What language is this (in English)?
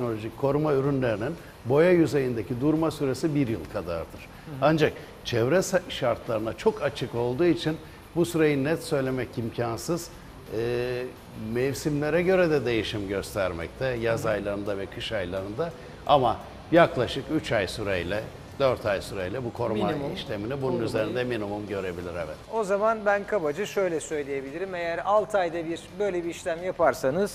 Turkish